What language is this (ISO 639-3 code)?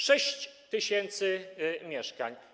pol